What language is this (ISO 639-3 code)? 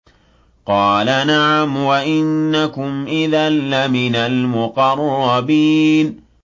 ara